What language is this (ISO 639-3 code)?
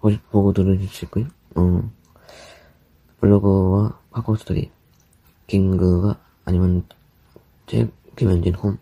kor